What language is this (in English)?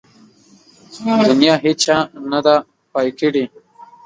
Pashto